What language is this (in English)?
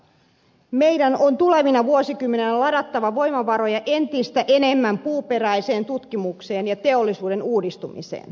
Finnish